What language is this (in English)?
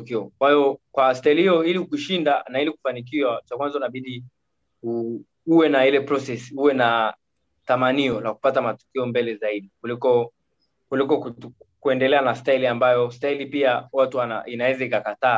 Swahili